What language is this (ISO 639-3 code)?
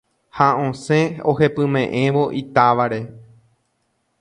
grn